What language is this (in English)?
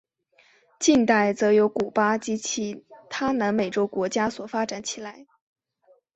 Chinese